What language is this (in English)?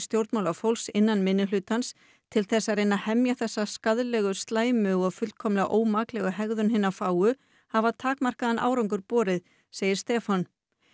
Icelandic